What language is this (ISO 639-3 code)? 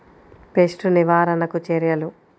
tel